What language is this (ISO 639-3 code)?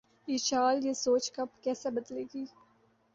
urd